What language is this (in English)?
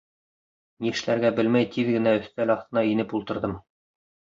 Bashkir